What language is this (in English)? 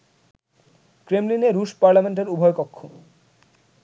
Bangla